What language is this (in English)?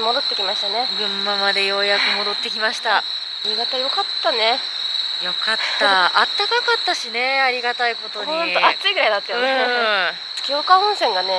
Japanese